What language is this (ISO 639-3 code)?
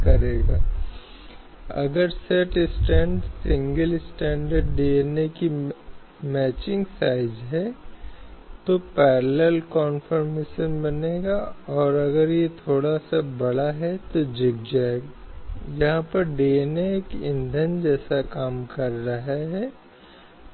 hin